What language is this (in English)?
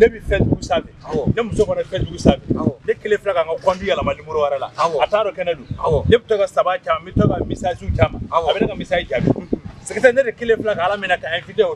Arabic